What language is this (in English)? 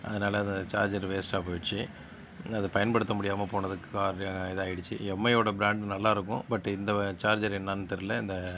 Tamil